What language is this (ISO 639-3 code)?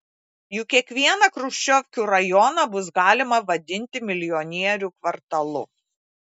lit